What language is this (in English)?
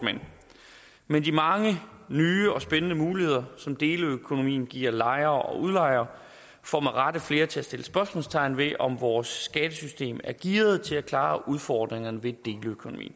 Danish